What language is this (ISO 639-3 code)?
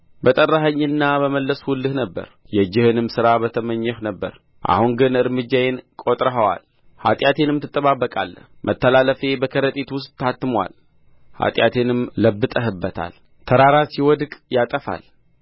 amh